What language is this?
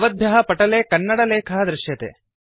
Sanskrit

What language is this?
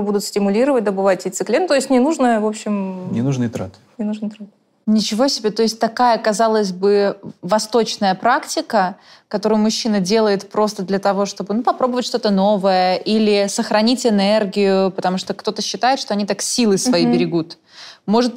Russian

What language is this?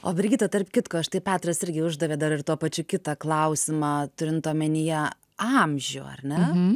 Lithuanian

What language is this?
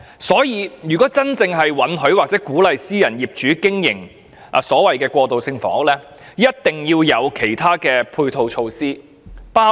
Cantonese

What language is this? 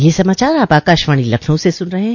Hindi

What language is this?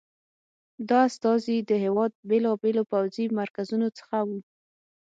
Pashto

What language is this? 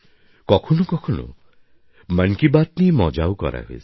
Bangla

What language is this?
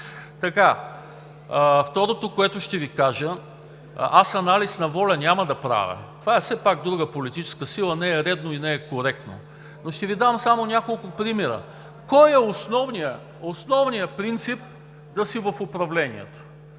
Bulgarian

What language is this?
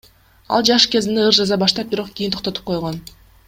Kyrgyz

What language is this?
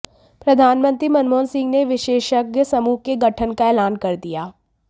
Hindi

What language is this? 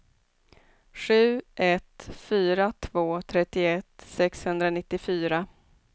Swedish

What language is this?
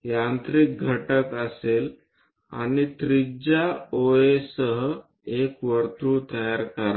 Marathi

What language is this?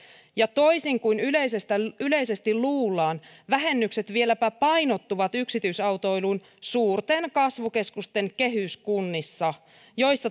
Finnish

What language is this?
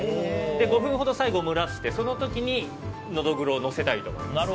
Japanese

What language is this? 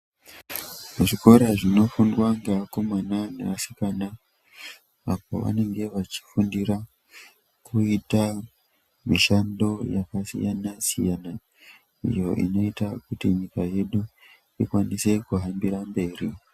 Ndau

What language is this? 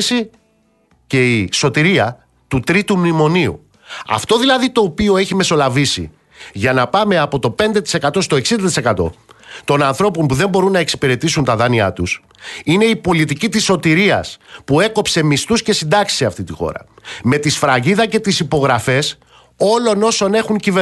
Greek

